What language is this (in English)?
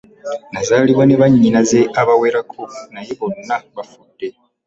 Ganda